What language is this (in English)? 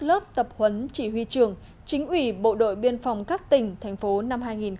Vietnamese